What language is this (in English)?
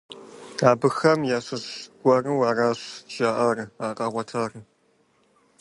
Kabardian